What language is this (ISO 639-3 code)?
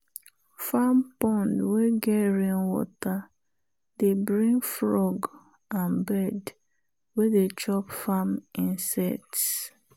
pcm